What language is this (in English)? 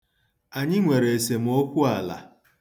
Igbo